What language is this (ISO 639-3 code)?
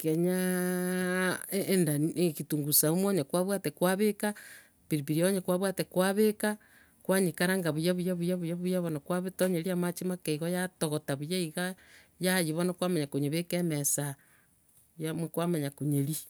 guz